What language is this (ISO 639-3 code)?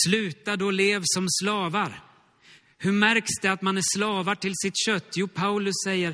swe